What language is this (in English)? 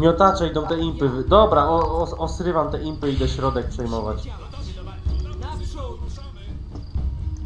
Polish